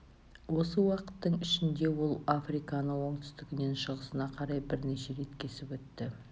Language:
Kazakh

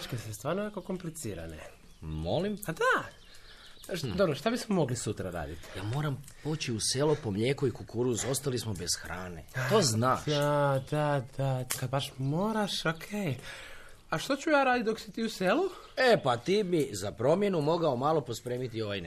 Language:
Croatian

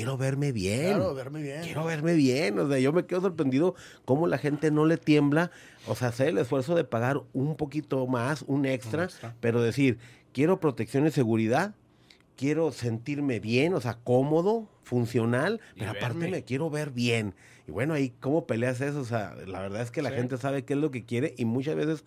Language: Spanish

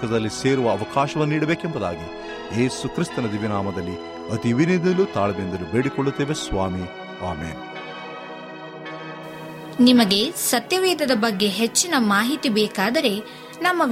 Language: Kannada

